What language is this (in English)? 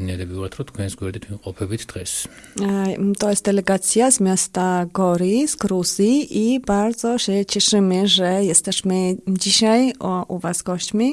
Polish